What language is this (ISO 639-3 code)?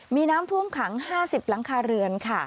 tha